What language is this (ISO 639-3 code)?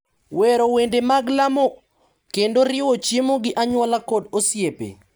luo